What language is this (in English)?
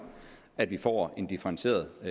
Danish